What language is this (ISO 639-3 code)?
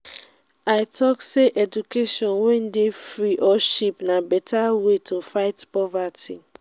pcm